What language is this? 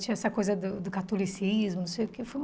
Portuguese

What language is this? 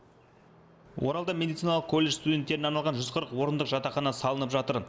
Kazakh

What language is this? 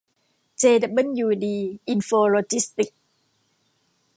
Thai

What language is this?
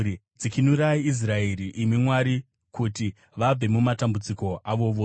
Shona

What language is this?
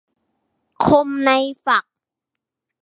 Thai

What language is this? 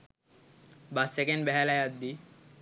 Sinhala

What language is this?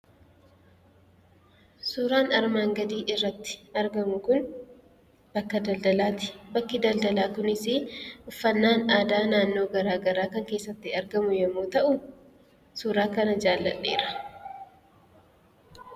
Oromo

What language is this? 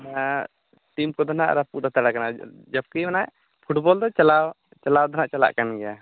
Santali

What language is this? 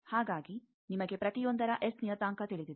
Kannada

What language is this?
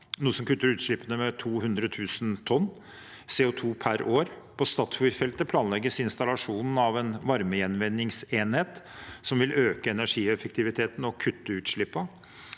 Norwegian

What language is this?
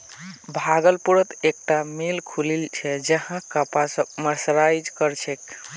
Magahi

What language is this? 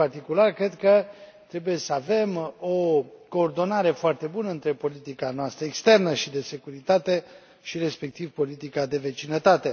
Romanian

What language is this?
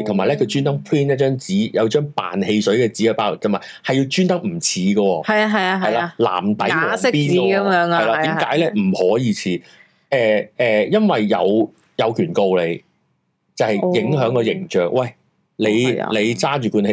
Chinese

